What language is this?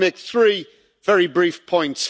English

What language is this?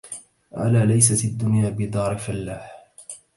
Arabic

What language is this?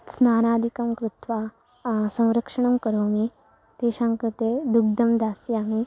Sanskrit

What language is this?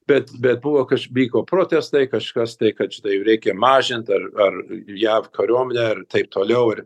Lithuanian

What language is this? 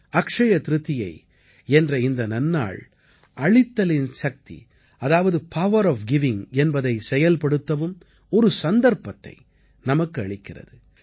Tamil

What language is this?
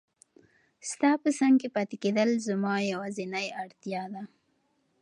Pashto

